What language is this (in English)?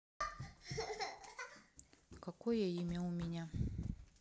Russian